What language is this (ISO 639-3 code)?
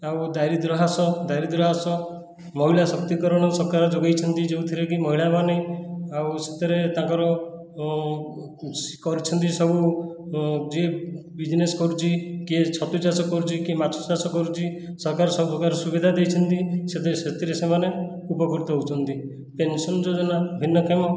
ori